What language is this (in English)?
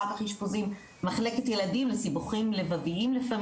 Hebrew